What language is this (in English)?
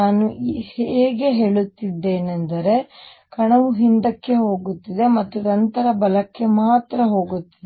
Kannada